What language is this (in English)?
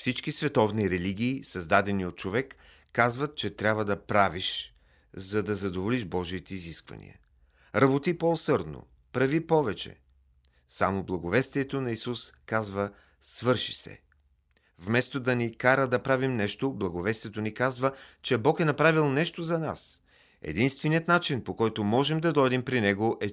Bulgarian